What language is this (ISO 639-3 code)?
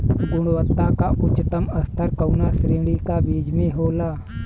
bho